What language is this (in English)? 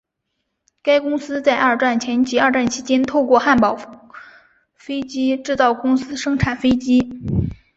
Chinese